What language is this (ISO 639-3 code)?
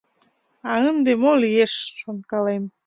chm